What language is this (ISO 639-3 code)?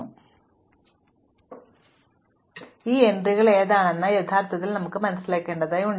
mal